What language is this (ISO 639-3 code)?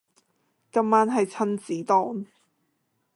yue